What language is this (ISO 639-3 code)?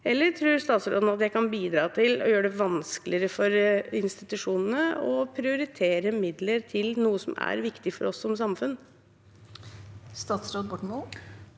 nor